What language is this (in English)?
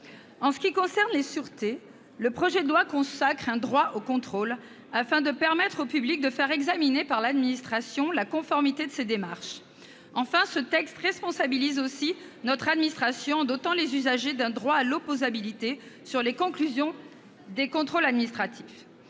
French